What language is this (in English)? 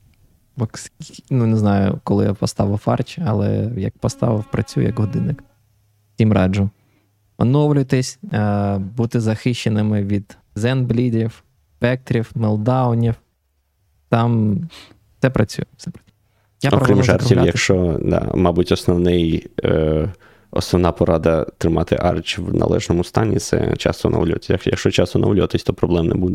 Ukrainian